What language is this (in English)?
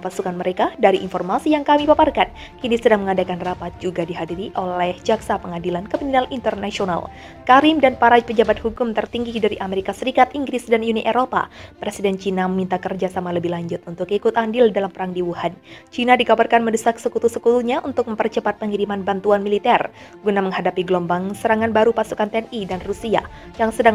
Indonesian